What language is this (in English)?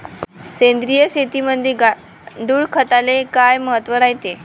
Marathi